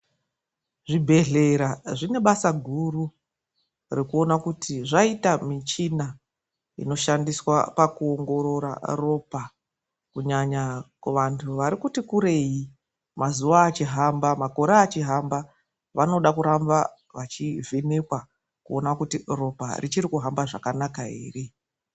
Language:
Ndau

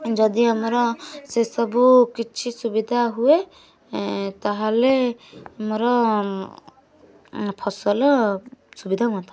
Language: Odia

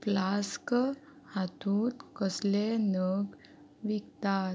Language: Konkani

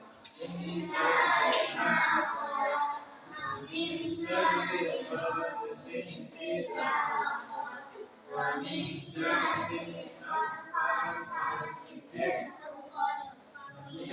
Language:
Indonesian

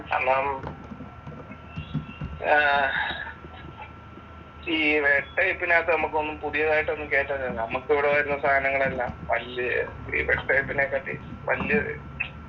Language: Malayalam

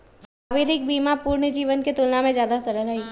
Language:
Magahi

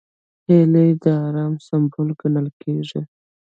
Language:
Pashto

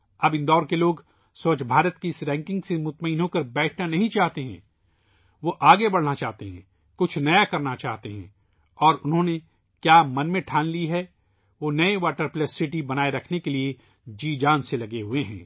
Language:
Urdu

